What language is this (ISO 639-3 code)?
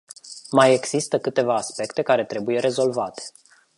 ron